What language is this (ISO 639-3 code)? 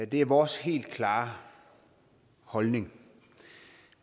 dan